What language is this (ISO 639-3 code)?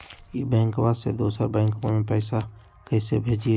mag